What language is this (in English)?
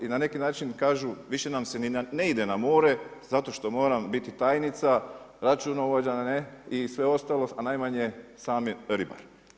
Croatian